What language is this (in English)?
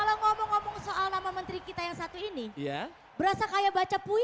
Indonesian